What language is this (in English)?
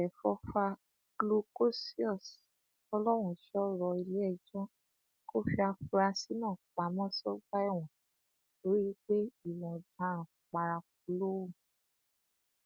Yoruba